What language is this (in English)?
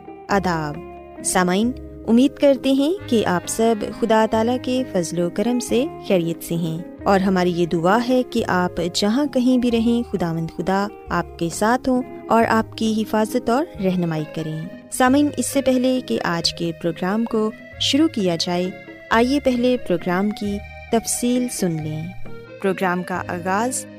Urdu